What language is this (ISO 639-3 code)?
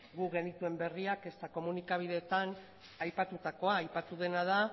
eus